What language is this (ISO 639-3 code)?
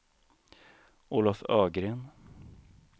swe